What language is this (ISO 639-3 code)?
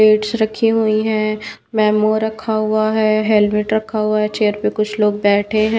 hin